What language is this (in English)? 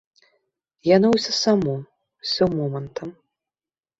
Belarusian